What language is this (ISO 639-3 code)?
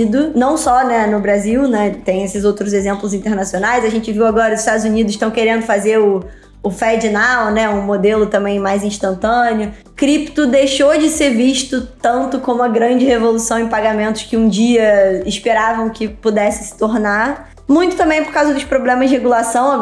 por